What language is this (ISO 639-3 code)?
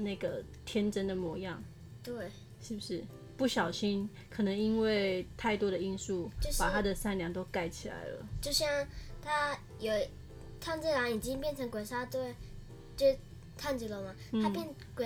zho